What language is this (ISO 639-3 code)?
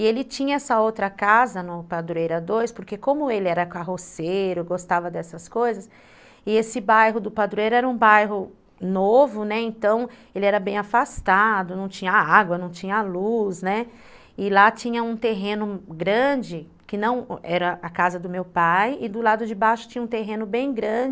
por